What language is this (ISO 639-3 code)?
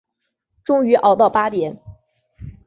zho